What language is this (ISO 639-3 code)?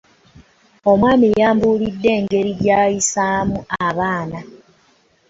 lug